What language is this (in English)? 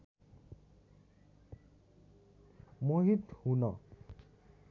Nepali